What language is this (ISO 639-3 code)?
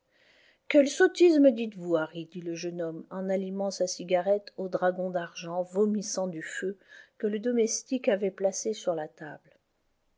fra